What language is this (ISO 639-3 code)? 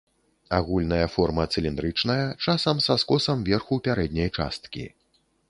bel